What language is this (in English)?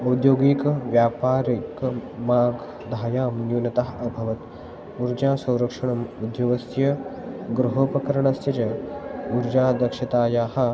Sanskrit